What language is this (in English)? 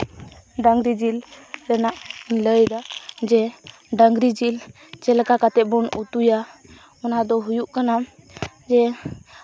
Santali